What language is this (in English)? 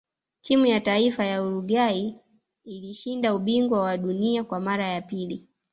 Swahili